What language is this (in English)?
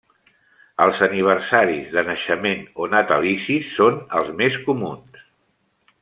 Catalan